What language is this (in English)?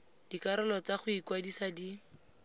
Tswana